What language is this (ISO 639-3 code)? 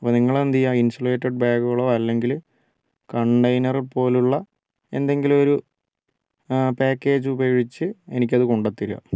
mal